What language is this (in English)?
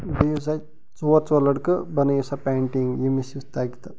Kashmiri